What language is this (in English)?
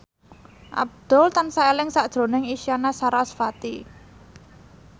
Javanese